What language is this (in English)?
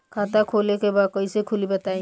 Bhojpuri